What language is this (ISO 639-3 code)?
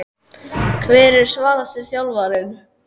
isl